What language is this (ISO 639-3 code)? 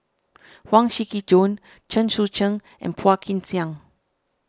eng